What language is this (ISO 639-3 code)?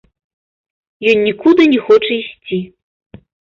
bel